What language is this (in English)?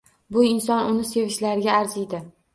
Uzbek